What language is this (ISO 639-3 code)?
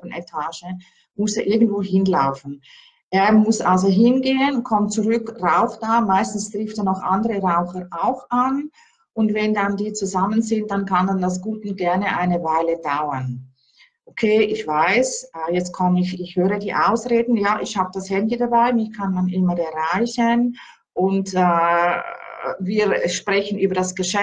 deu